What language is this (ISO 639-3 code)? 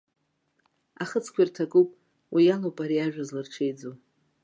abk